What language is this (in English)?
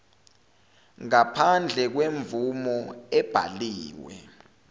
Zulu